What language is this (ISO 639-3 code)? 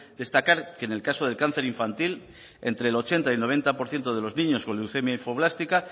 spa